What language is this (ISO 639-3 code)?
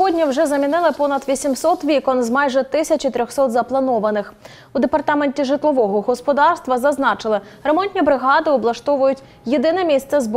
ukr